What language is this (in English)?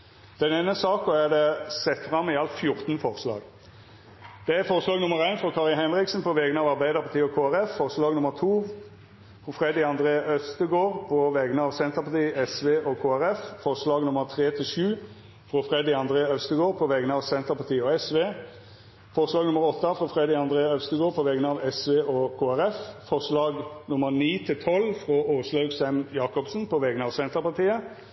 Norwegian Nynorsk